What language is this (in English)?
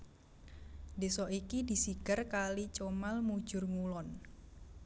Javanese